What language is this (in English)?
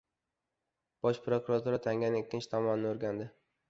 Uzbek